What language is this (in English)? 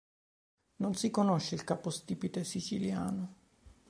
Italian